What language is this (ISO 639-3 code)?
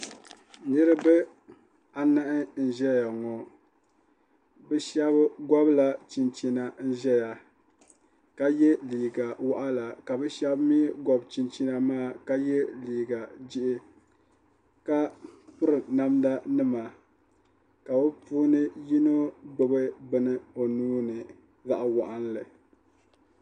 dag